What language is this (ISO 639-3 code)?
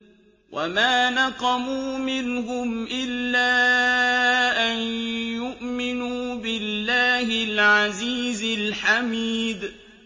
ara